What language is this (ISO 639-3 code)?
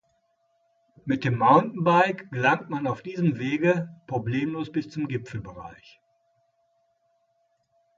deu